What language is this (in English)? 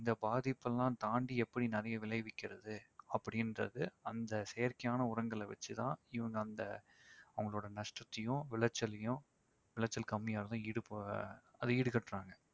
Tamil